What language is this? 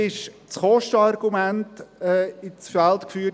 Swiss German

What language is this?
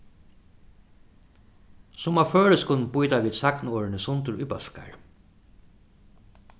Faroese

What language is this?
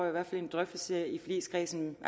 Danish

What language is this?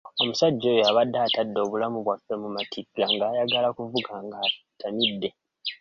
Ganda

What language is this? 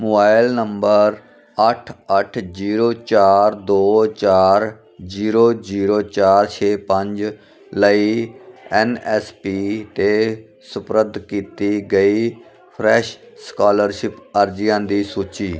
Punjabi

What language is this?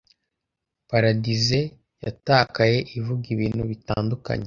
Kinyarwanda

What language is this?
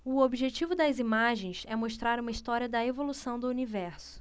Portuguese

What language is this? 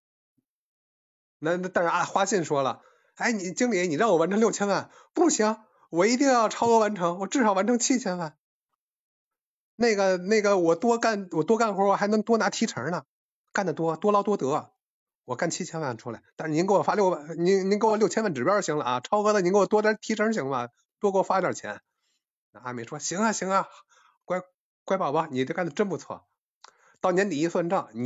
Chinese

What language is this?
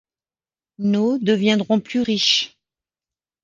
French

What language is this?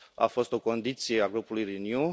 Romanian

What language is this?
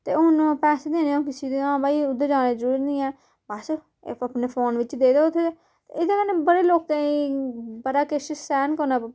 Dogri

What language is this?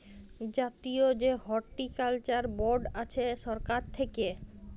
Bangla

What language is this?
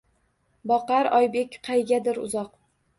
Uzbek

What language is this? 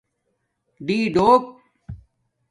Domaaki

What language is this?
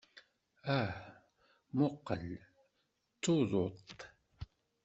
Kabyle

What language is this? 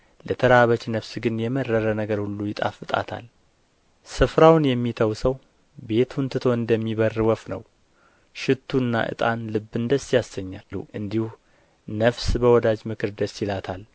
Amharic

